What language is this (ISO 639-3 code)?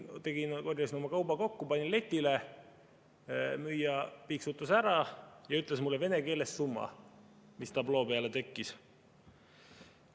est